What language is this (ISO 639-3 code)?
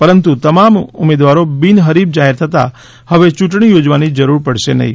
guj